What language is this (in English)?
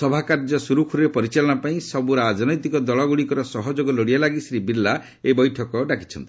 Odia